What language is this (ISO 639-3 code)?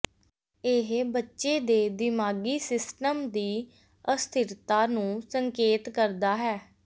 pan